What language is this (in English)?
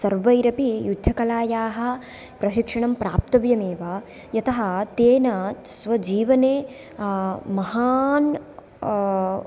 Sanskrit